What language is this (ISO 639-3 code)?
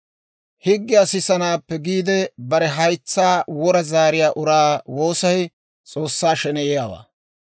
dwr